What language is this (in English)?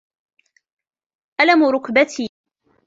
Arabic